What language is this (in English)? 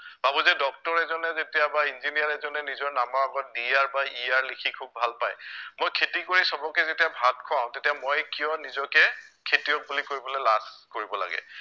Assamese